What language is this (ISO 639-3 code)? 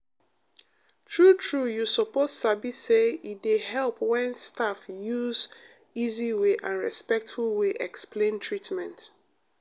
pcm